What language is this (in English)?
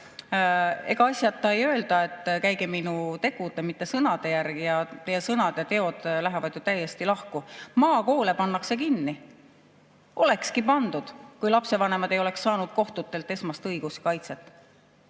Estonian